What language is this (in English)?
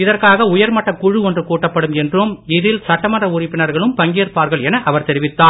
Tamil